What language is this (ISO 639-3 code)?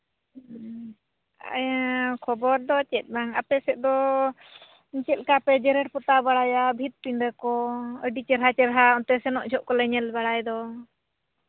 sat